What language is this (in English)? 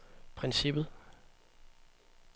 Danish